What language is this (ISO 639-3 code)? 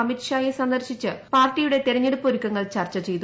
mal